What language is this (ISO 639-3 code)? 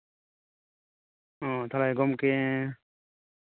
sat